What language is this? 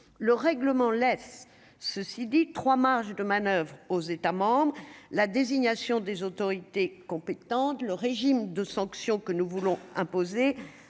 French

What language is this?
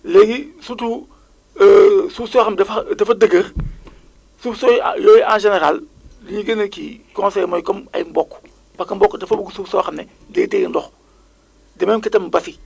Wolof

